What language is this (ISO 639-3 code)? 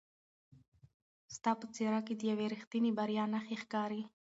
pus